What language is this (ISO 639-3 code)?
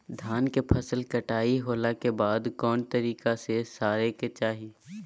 mag